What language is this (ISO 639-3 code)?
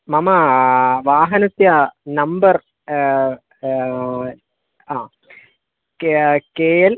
san